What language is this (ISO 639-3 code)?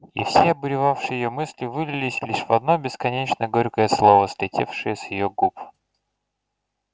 rus